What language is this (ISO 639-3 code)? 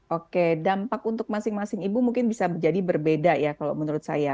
ind